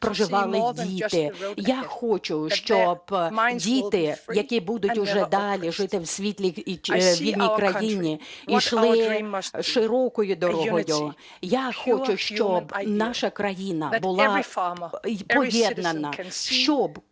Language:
Ukrainian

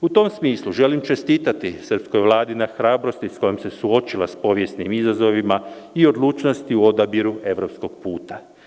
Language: Serbian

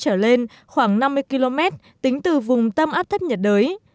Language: Vietnamese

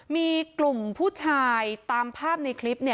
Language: Thai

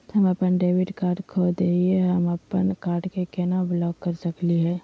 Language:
Magahi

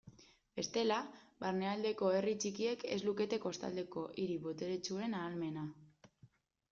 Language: Basque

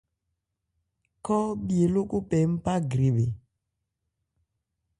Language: Ebrié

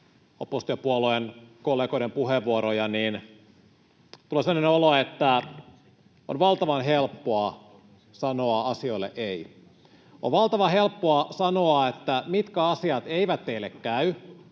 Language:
Finnish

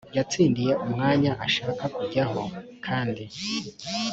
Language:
Kinyarwanda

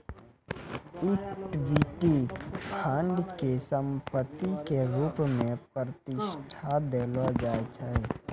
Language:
Maithili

